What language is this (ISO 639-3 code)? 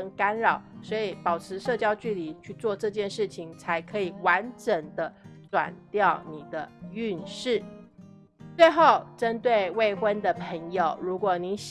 zho